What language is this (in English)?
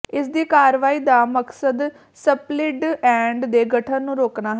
Punjabi